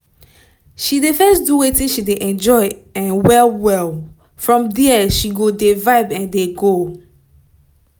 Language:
Nigerian Pidgin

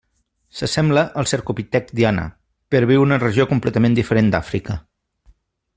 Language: Catalan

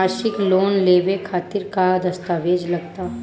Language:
Bhojpuri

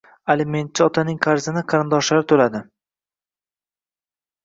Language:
Uzbek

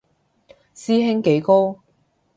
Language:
Cantonese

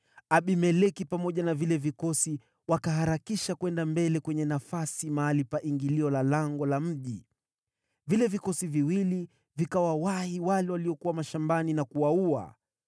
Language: Swahili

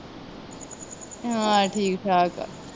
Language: Punjabi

